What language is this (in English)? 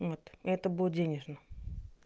Russian